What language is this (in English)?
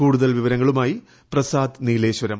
Malayalam